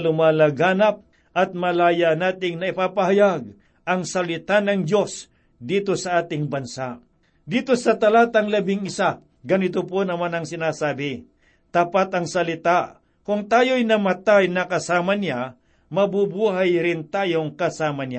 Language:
Filipino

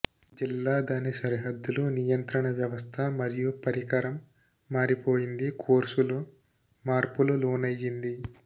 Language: Telugu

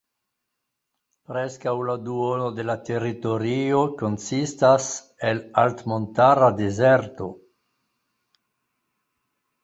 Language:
Esperanto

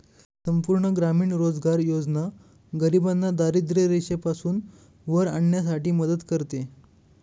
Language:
Marathi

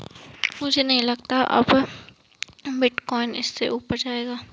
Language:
Hindi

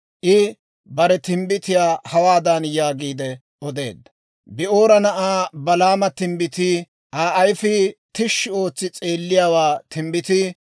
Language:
Dawro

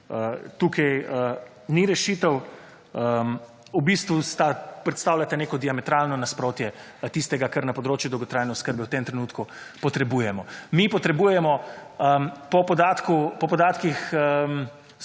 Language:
Slovenian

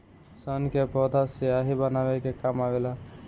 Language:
Bhojpuri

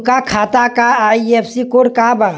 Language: Bhojpuri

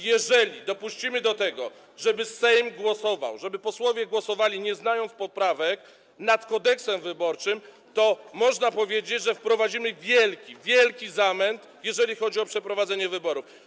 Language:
Polish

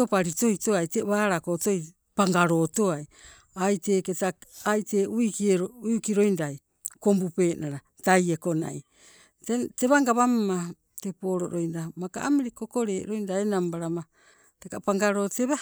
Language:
Sibe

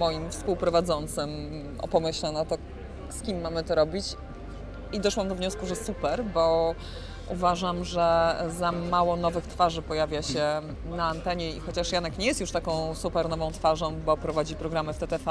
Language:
Polish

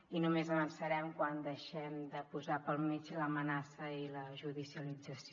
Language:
Catalan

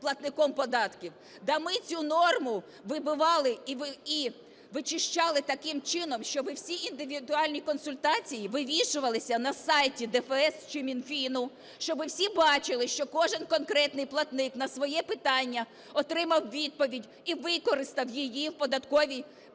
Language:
Ukrainian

